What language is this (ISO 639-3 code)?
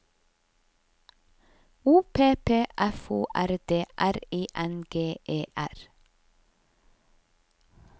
nor